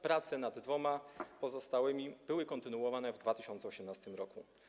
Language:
Polish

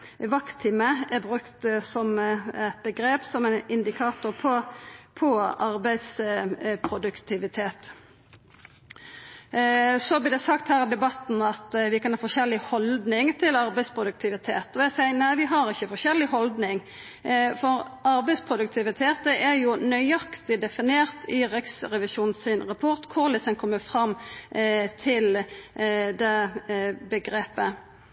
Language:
Norwegian Nynorsk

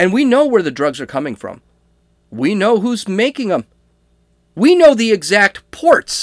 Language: English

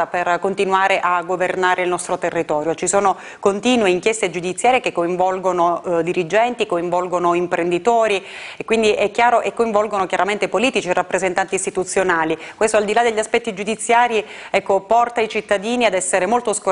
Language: Italian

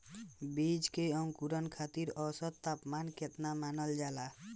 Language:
Bhojpuri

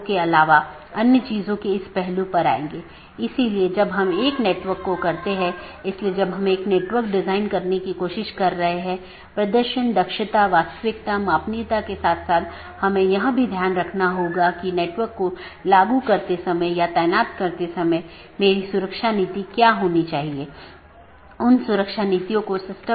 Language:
Hindi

